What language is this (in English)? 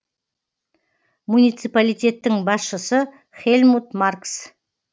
Kazakh